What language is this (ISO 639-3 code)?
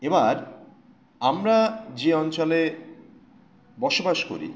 ben